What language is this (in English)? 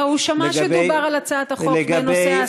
Hebrew